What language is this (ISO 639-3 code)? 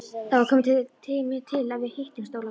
isl